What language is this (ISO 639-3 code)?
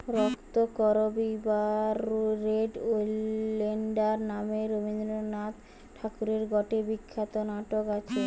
ben